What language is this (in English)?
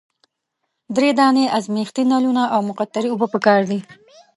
Pashto